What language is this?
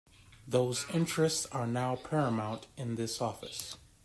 English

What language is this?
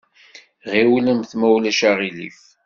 Kabyle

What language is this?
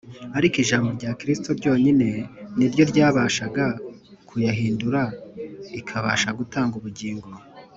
Kinyarwanda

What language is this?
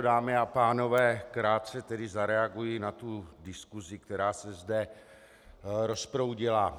Czech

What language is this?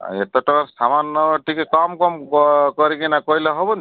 Odia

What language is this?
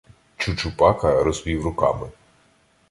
Ukrainian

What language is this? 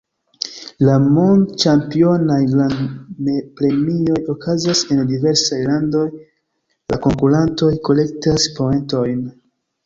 Esperanto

